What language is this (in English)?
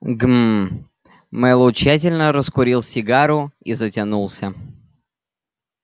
Russian